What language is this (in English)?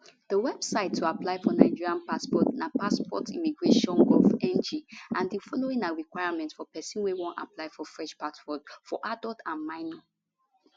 Nigerian Pidgin